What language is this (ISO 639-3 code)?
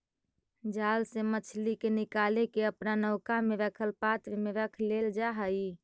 mag